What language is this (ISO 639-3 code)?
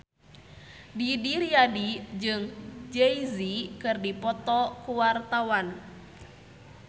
sun